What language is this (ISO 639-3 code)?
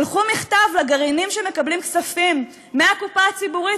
heb